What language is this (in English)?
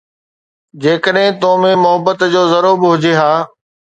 Sindhi